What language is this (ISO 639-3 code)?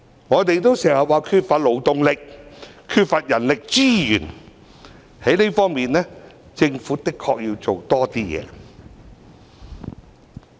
yue